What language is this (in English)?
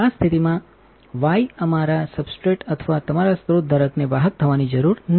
Gujarati